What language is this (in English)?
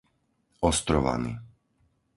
Slovak